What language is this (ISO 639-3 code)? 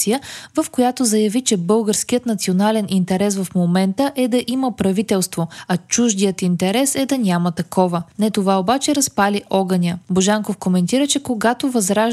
bul